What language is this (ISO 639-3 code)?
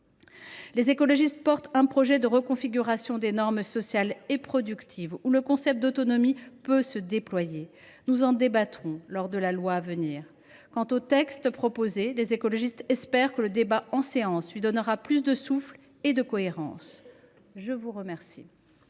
fra